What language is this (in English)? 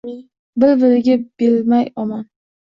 Uzbek